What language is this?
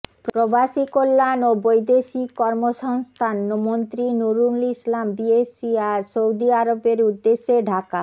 Bangla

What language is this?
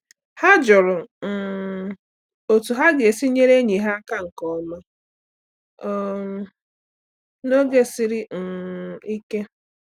Igbo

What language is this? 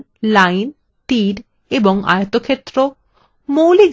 Bangla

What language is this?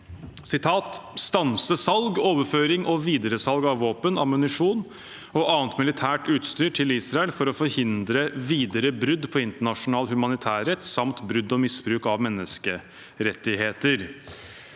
Norwegian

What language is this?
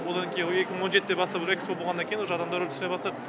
Kazakh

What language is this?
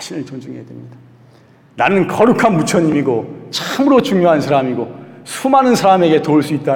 Korean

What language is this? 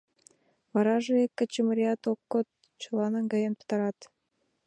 Mari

